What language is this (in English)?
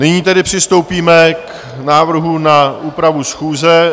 Czech